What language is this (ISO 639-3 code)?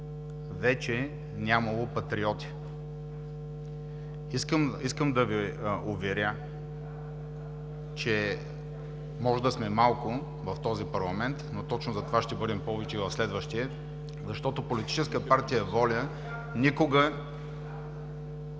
bul